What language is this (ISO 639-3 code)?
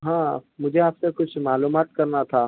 urd